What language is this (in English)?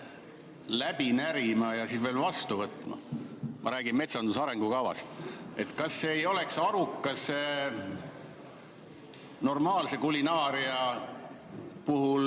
Estonian